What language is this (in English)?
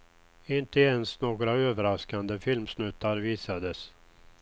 Swedish